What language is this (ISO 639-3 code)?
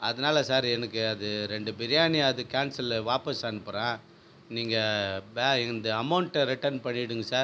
tam